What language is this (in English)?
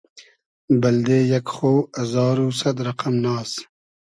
Hazaragi